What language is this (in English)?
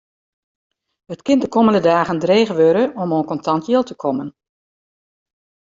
Western Frisian